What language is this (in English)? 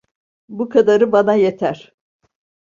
Turkish